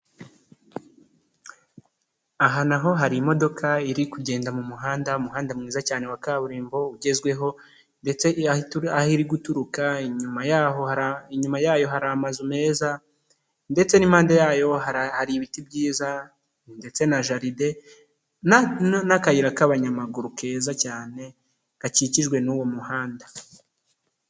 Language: Kinyarwanda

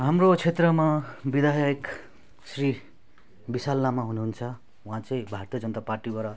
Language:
Nepali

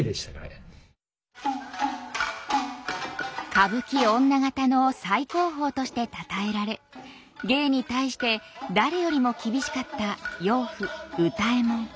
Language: Japanese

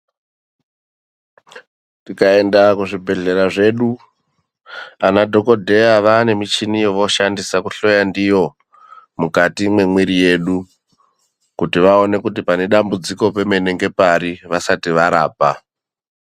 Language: Ndau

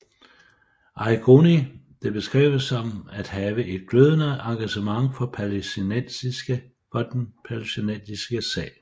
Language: Danish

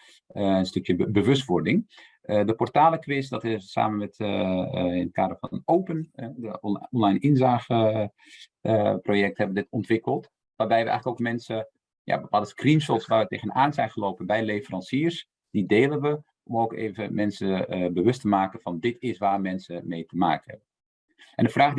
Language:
Dutch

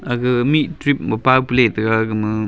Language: Wancho Naga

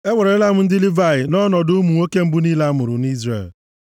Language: Igbo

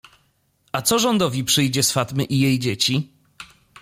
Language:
Polish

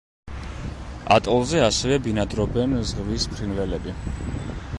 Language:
Georgian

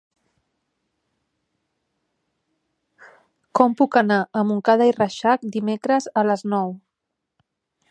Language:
Catalan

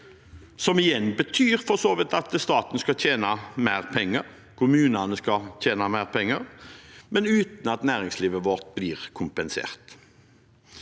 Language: Norwegian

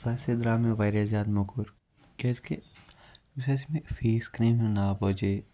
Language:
Kashmiri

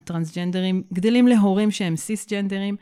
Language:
Hebrew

